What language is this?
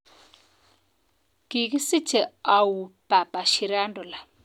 Kalenjin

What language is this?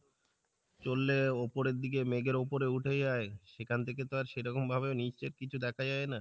Bangla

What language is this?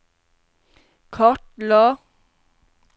Norwegian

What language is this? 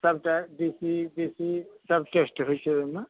Maithili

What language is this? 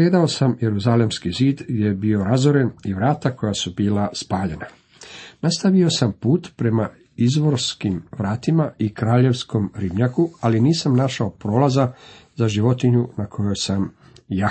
Croatian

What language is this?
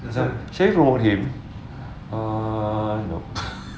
English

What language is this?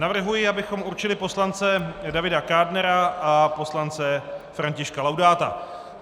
Czech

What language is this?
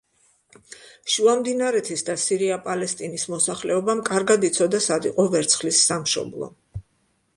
Georgian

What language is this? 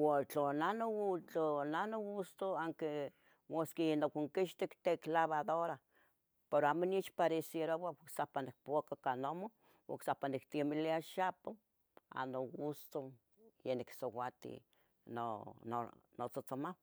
Tetelcingo Nahuatl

